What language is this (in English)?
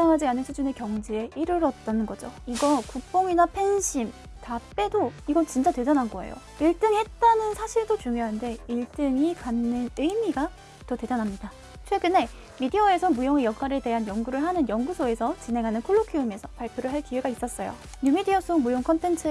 Korean